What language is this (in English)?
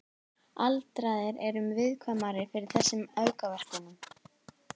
Icelandic